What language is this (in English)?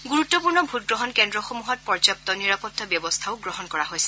Assamese